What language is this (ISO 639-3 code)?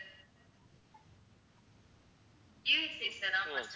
tam